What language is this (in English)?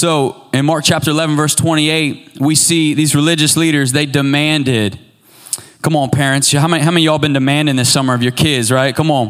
English